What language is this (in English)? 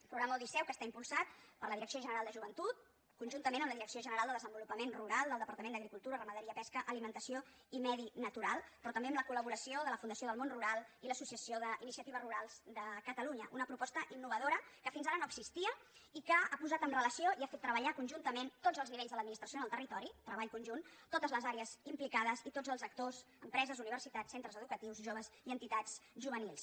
Catalan